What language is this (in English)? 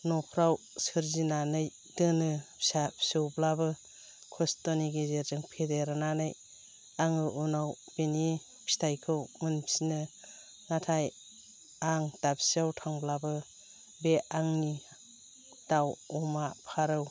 Bodo